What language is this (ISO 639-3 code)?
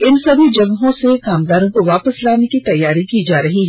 hin